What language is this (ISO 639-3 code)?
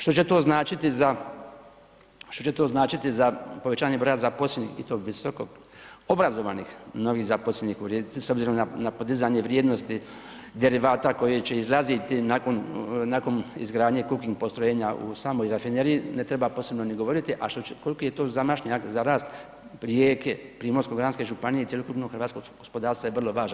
hrv